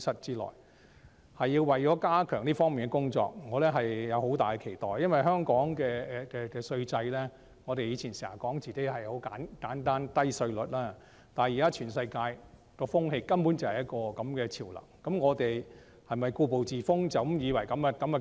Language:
Cantonese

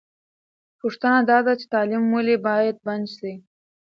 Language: Pashto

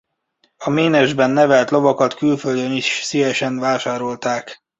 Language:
Hungarian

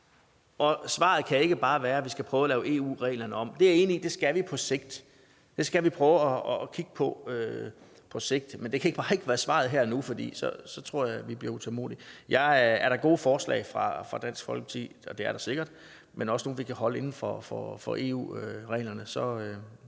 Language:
Danish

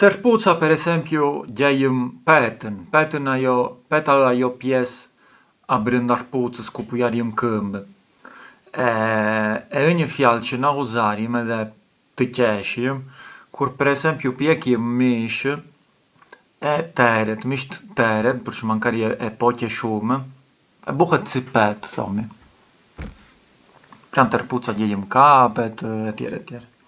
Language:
Arbëreshë Albanian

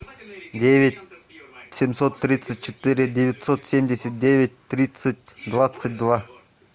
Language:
Russian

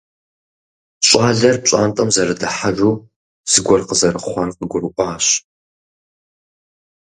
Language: Kabardian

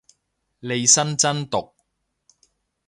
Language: Cantonese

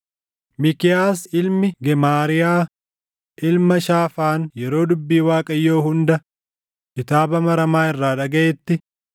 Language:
Oromo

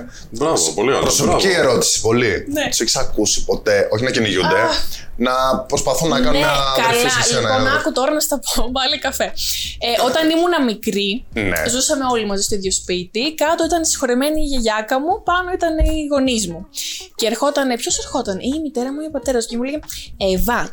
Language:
Greek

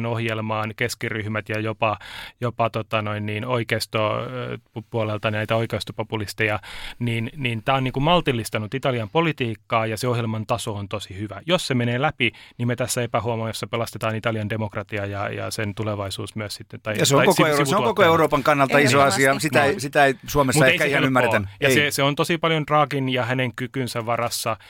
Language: Finnish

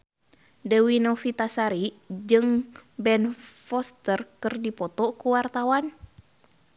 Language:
Sundanese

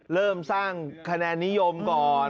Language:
Thai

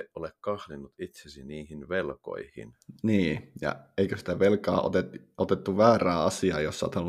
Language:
Finnish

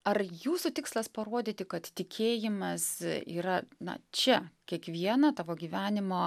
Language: Lithuanian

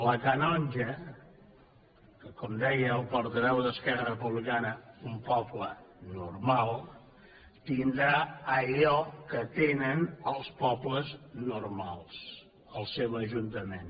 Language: Catalan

